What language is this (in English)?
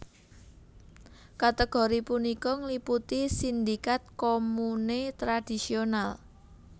Javanese